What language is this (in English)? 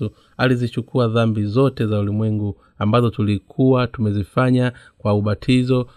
Swahili